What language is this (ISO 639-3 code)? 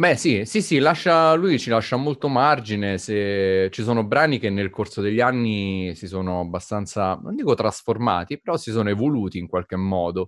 ita